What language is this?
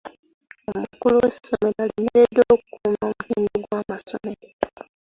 Ganda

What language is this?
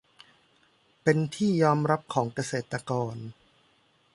Thai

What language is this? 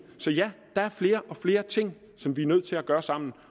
Danish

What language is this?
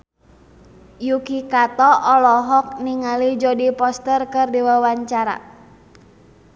Sundanese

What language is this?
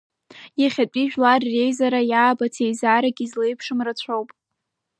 Abkhazian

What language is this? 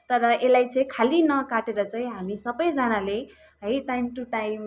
Nepali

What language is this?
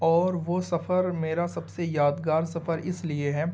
Urdu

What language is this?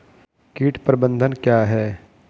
Hindi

